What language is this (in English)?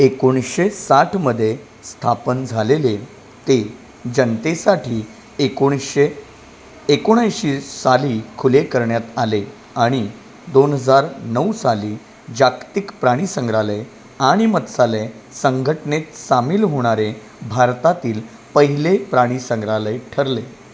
Marathi